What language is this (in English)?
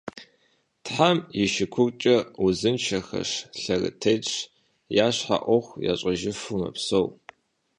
Kabardian